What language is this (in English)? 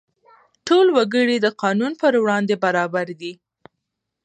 Pashto